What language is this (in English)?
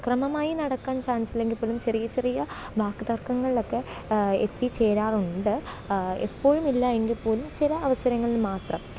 Malayalam